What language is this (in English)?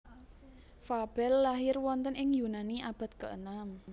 Javanese